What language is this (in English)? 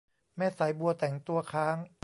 Thai